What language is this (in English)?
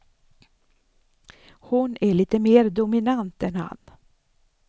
Swedish